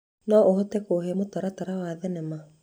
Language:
Kikuyu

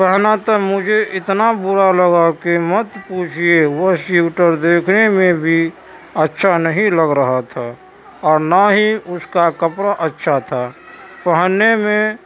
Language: Urdu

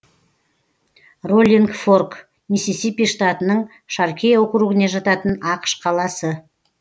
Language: Kazakh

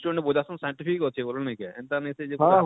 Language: Odia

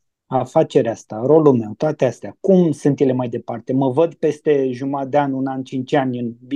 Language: Romanian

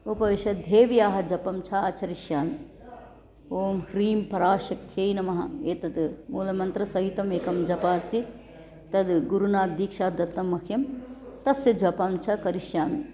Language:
Sanskrit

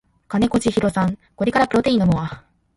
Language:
Japanese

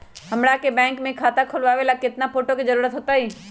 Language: Magahi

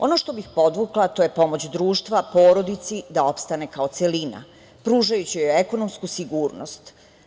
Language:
Serbian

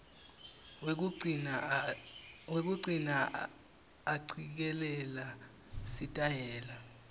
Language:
Swati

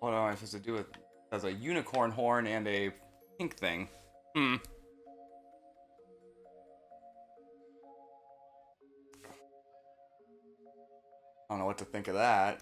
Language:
English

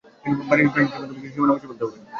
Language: Bangla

